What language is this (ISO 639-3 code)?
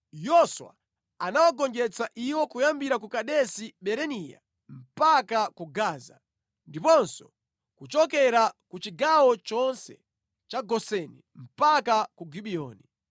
nya